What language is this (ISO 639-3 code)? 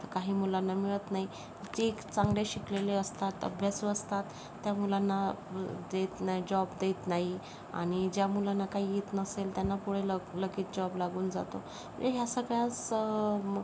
mar